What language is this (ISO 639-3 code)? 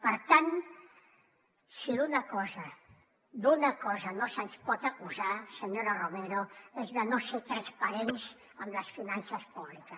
cat